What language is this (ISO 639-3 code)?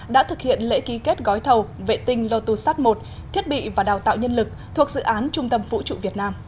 vie